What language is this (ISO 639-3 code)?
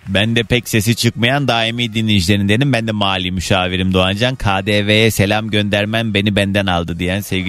tur